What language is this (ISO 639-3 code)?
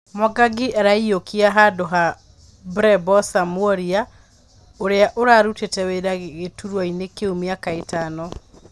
kik